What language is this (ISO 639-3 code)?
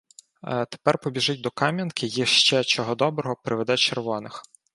ukr